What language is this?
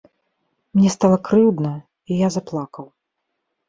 Belarusian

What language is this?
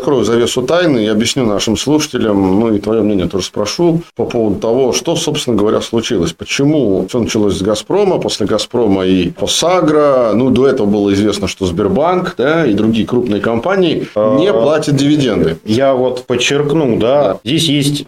Russian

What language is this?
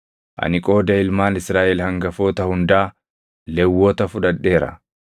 Oromo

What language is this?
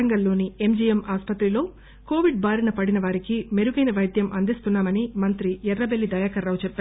Telugu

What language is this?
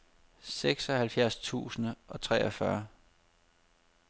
Danish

